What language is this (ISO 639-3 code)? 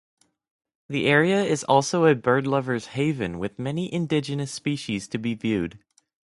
eng